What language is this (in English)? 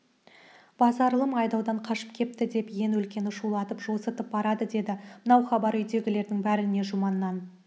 Kazakh